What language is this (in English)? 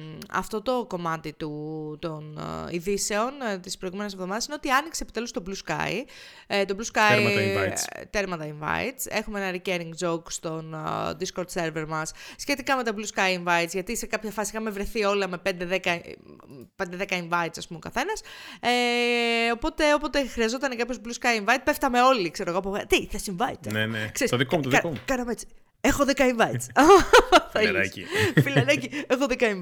Greek